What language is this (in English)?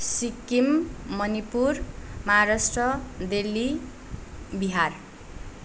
Nepali